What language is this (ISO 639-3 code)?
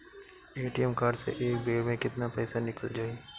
bho